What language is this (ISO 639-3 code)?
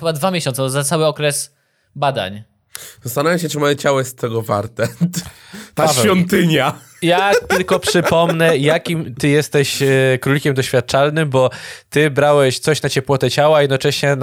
pol